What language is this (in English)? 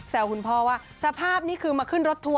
Thai